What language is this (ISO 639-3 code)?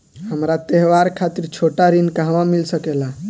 bho